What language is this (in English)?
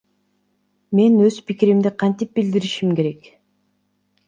Kyrgyz